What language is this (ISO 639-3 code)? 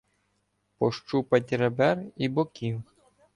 ukr